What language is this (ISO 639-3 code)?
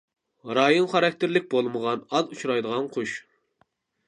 uig